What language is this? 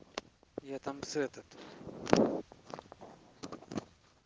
Russian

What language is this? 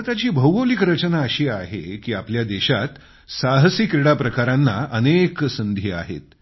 Marathi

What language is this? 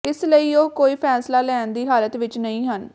Punjabi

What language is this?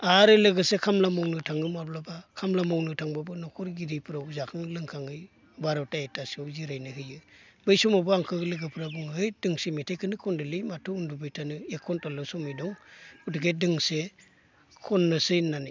Bodo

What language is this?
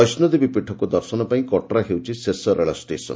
Odia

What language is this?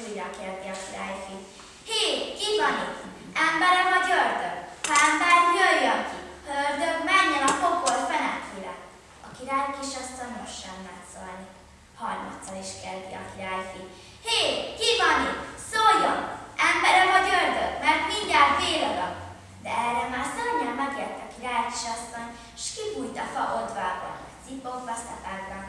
Hungarian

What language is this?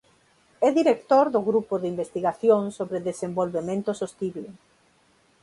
Galician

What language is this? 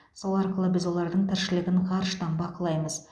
Kazakh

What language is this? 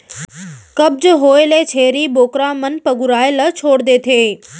Chhattisgarhi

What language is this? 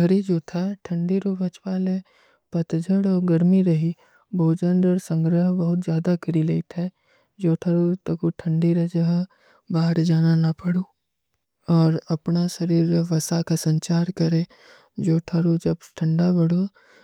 Kui (India)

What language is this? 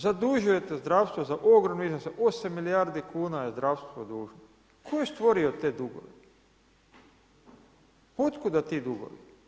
Croatian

